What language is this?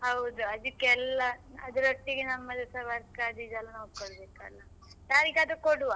Kannada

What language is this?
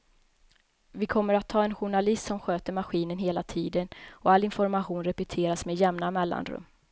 Swedish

